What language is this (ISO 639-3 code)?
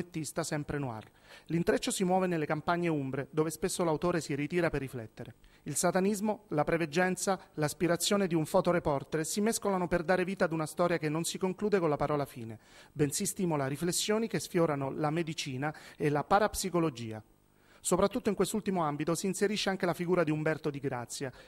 ita